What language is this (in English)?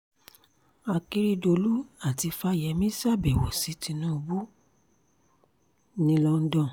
Yoruba